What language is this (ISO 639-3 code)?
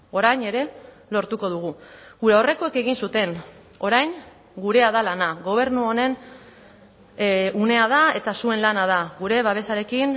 eus